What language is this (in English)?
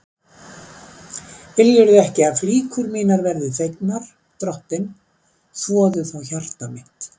Icelandic